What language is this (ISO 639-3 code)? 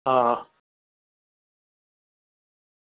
guj